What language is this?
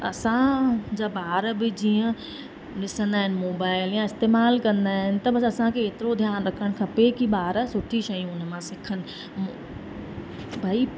Sindhi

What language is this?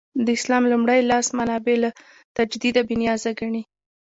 Pashto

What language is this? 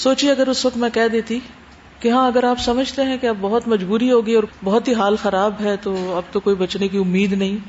Urdu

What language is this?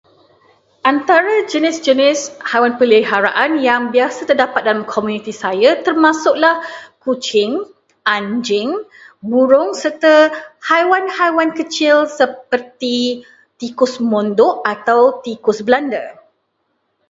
Malay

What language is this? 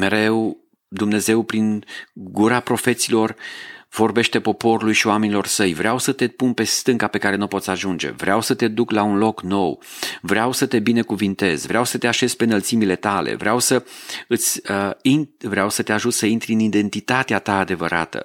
Romanian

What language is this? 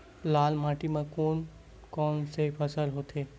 Chhattisgarhi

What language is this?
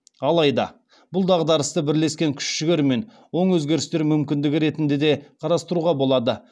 Kazakh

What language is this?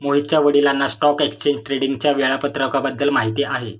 Marathi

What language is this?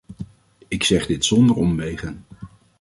Dutch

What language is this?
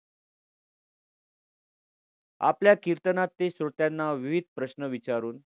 Marathi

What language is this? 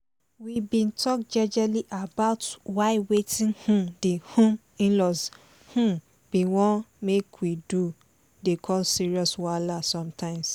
Nigerian Pidgin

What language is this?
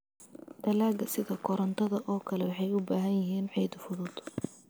Somali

